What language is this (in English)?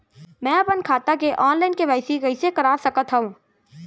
Chhattisgarhi